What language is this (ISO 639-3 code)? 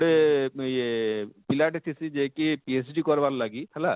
ori